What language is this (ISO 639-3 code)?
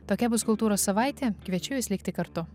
lit